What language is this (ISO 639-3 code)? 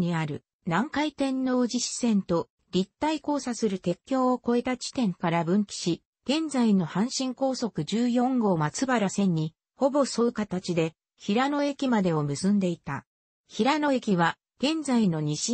jpn